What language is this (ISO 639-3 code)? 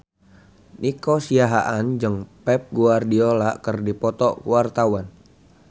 sun